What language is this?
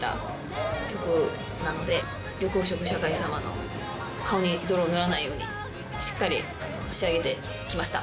Japanese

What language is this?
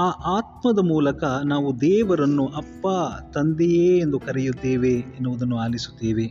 Kannada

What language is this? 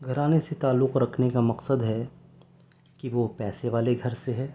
Urdu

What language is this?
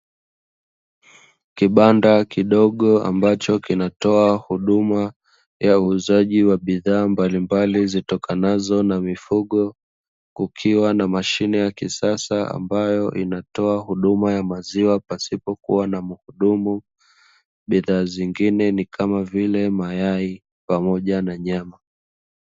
Swahili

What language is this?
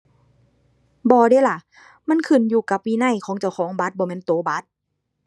Thai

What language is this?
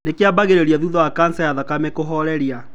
Kikuyu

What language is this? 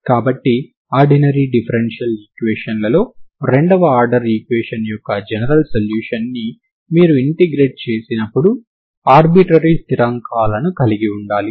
Telugu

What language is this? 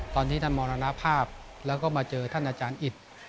Thai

